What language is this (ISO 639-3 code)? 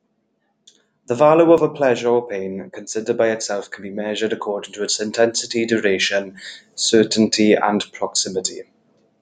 eng